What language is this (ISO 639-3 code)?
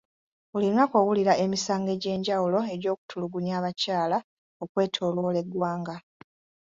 lug